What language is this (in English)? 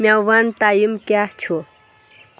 Kashmiri